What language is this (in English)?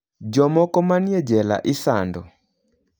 Luo (Kenya and Tanzania)